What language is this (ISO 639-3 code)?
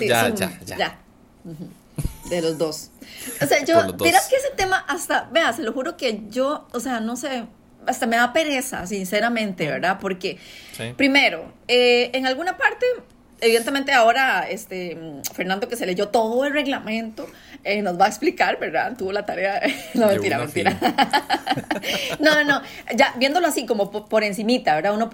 spa